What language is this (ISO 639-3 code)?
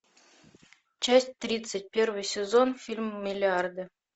rus